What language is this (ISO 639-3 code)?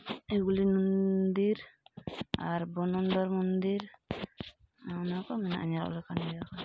sat